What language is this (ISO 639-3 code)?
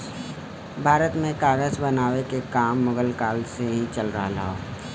bho